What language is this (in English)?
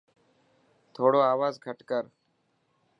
Dhatki